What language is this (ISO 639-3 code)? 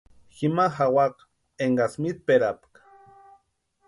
pua